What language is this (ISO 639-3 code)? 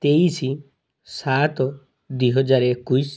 ori